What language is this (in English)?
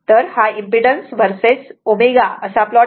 Marathi